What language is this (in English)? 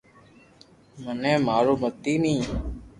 Loarki